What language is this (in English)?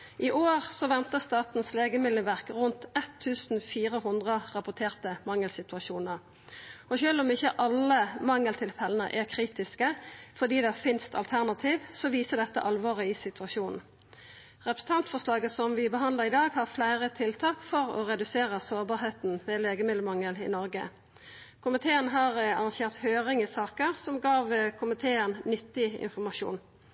Norwegian Nynorsk